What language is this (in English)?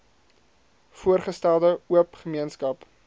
Afrikaans